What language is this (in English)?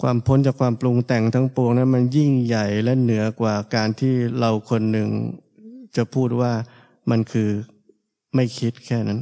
Thai